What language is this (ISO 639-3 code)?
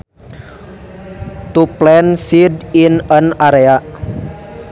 sun